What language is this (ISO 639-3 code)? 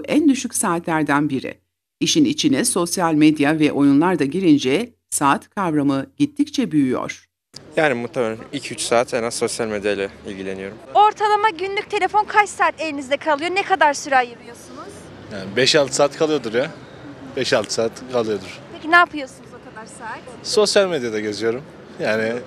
tur